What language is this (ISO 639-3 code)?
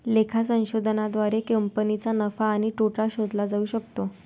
mar